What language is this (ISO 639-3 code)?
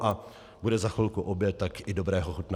ces